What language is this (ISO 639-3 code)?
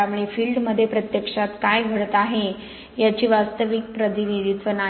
mar